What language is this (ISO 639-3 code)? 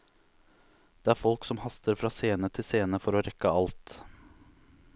nor